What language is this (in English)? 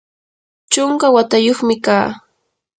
Yanahuanca Pasco Quechua